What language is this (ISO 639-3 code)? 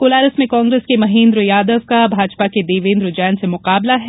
hin